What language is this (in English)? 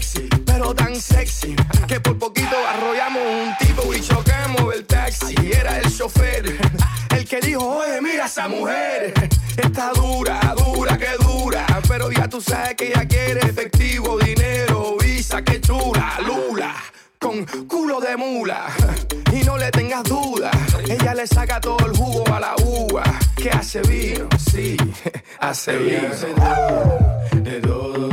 Spanish